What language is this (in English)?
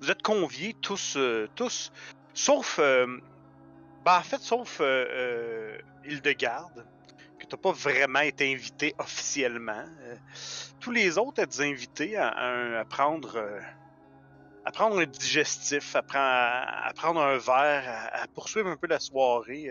French